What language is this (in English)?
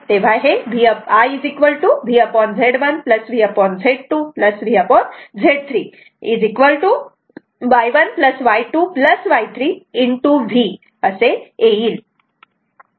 Marathi